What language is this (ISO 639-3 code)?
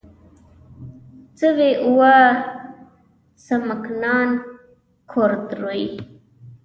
pus